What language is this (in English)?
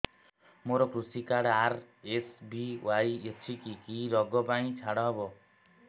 Odia